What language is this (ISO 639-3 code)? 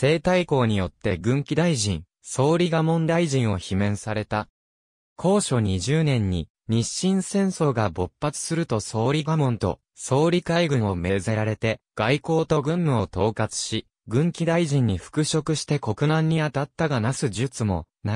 jpn